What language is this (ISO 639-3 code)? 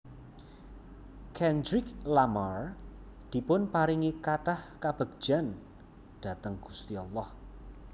jav